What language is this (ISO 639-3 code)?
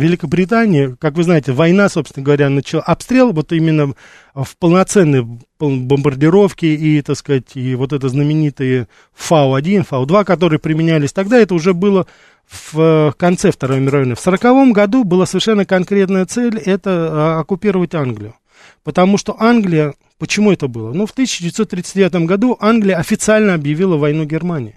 rus